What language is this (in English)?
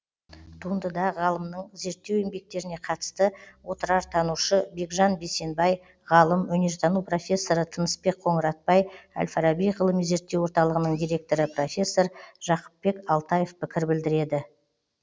Kazakh